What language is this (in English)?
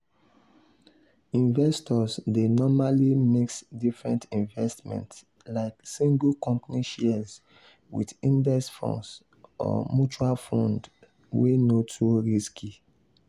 Nigerian Pidgin